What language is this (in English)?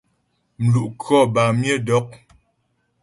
Ghomala